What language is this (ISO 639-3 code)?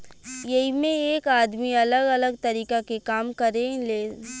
bho